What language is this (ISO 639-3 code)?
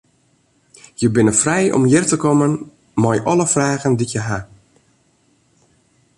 fry